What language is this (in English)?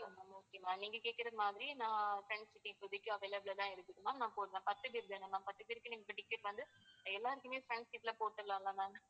Tamil